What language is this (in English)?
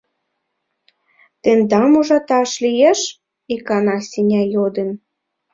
Mari